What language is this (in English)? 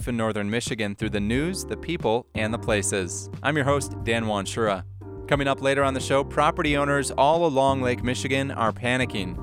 English